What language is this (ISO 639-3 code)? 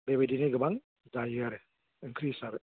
brx